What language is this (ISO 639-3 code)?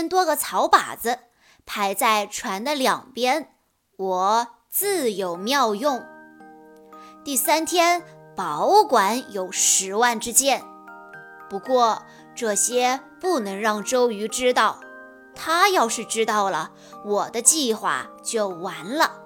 zho